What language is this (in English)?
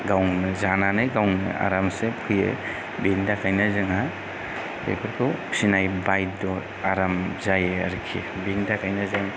Bodo